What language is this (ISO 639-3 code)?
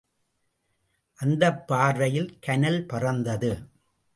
tam